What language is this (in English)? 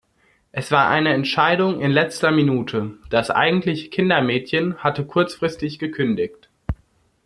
German